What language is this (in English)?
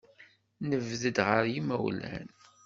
Kabyle